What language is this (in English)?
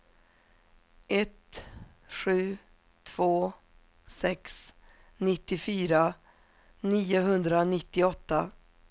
Swedish